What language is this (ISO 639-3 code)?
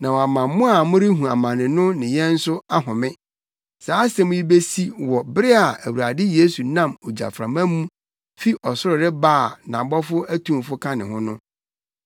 aka